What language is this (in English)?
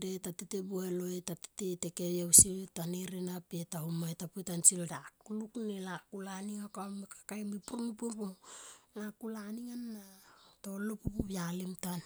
Tomoip